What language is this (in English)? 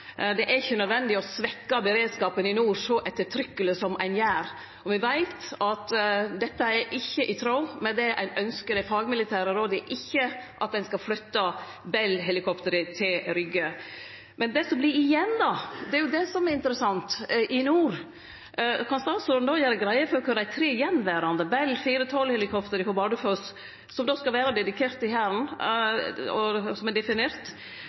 Norwegian Nynorsk